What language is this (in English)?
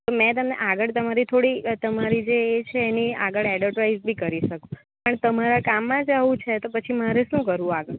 Gujarati